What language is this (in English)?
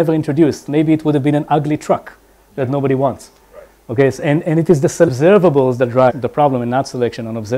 English